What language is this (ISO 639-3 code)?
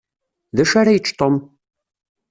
kab